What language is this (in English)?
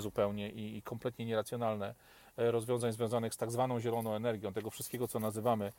Polish